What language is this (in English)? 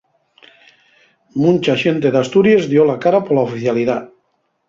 Asturian